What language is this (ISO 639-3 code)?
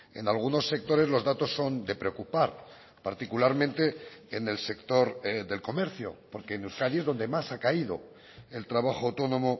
spa